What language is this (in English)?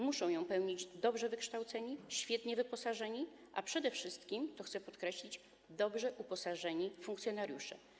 Polish